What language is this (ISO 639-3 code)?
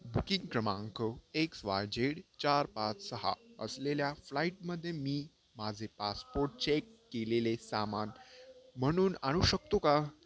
mar